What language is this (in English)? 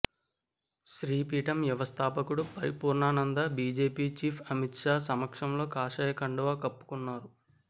Telugu